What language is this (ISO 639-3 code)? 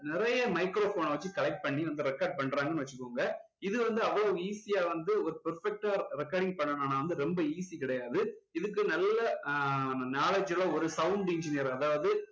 tam